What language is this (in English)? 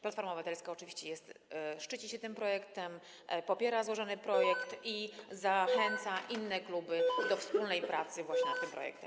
Polish